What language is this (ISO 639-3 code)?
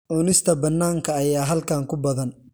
som